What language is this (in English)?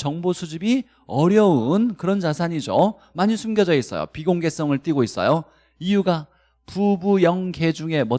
Korean